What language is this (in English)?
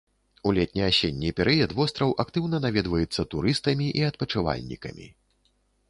Belarusian